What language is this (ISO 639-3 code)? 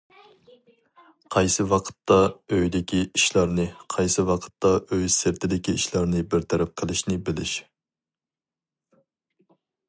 uig